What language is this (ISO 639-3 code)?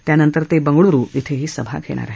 mar